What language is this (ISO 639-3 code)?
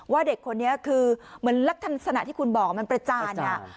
tha